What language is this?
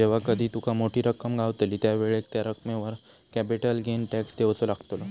Marathi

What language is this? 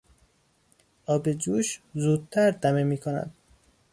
Persian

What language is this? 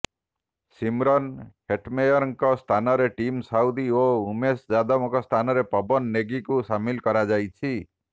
Odia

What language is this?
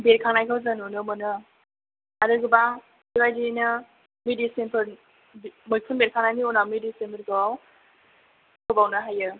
Bodo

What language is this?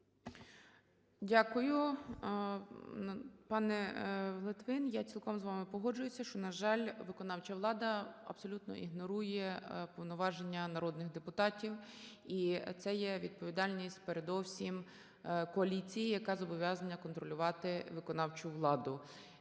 Ukrainian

